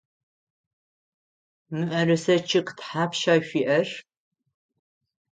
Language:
Adyghe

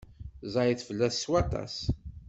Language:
Kabyle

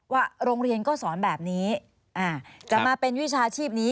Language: Thai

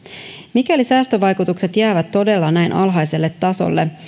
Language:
Finnish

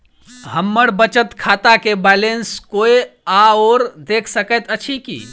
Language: Maithili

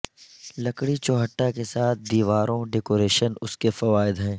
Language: Urdu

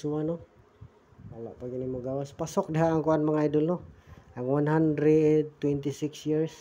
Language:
Filipino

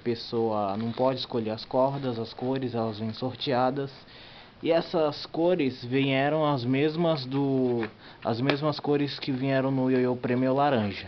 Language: Portuguese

